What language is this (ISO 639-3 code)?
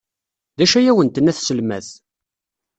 kab